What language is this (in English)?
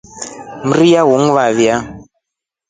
Rombo